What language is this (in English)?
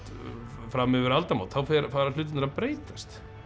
Icelandic